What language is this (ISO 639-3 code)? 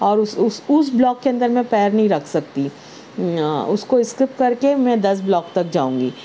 urd